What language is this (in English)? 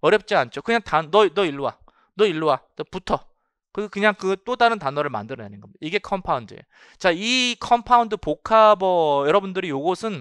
Korean